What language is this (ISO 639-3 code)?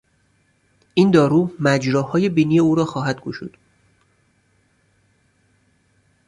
fas